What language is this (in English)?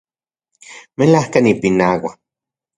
Central Puebla Nahuatl